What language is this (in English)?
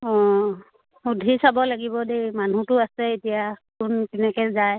Assamese